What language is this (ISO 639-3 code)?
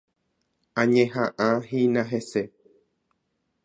grn